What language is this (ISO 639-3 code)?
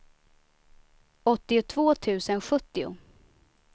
swe